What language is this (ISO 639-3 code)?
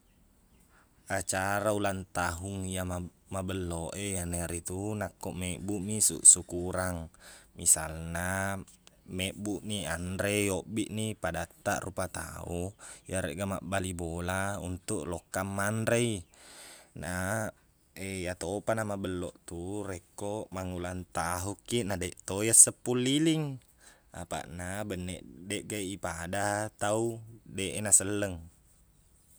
bug